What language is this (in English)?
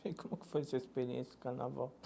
Portuguese